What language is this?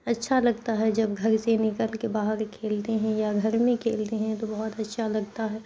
Urdu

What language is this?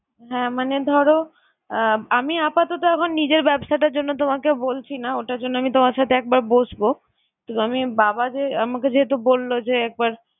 Bangla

